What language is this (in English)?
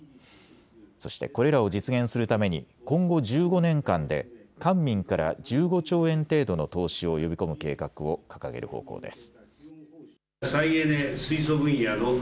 Japanese